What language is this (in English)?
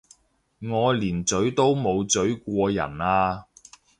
Cantonese